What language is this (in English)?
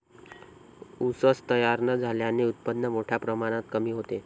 Marathi